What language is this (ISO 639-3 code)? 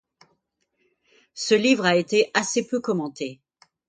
fra